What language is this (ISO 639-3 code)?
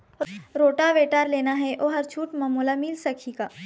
hne